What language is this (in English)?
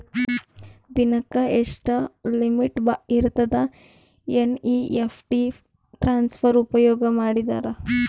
Kannada